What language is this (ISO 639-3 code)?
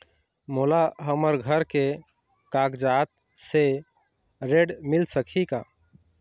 hne